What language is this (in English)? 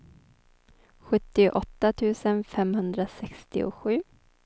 Swedish